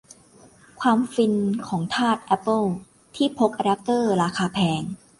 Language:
Thai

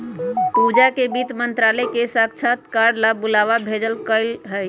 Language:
Magahi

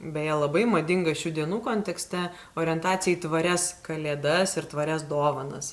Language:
Lithuanian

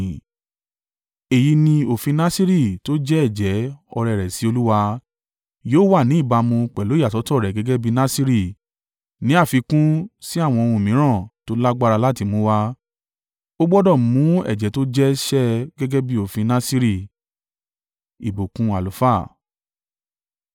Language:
Yoruba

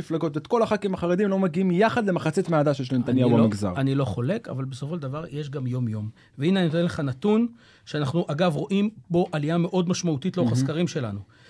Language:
Hebrew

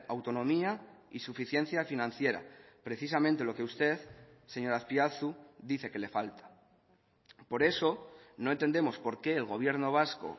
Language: Spanish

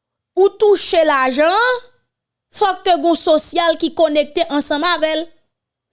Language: French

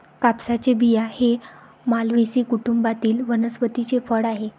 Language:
Marathi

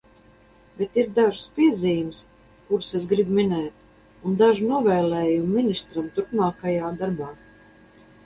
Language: Latvian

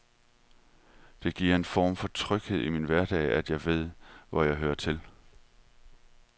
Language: Danish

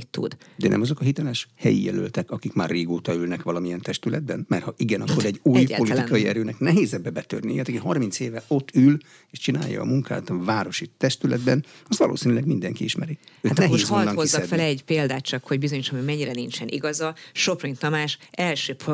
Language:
Hungarian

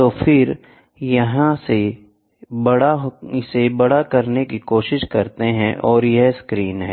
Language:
Hindi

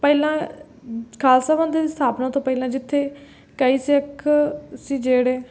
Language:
Punjabi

